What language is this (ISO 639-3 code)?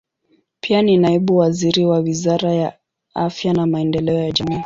swa